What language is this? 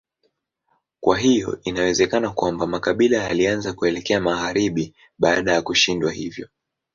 Swahili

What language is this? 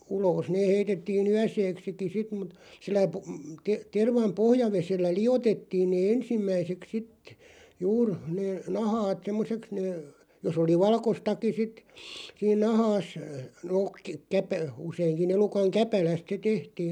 Finnish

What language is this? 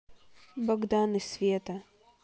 Russian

